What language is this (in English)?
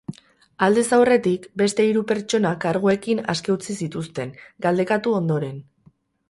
Basque